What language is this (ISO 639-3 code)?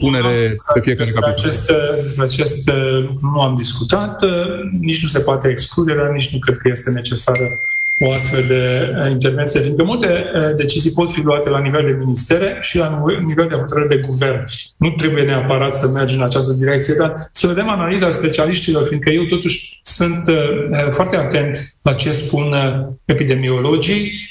ron